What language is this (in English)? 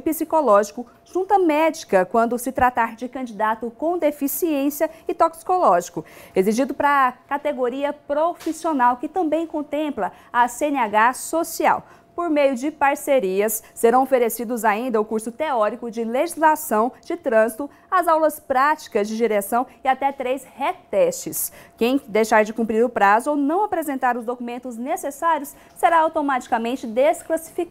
Portuguese